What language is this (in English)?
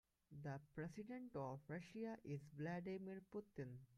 English